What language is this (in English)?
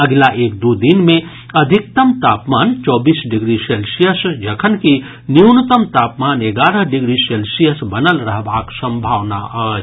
Maithili